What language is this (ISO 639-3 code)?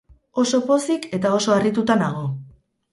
eus